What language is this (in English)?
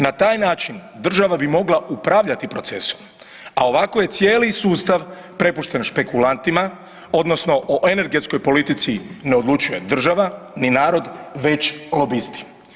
Croatian